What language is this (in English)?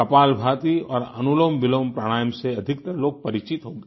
Hindi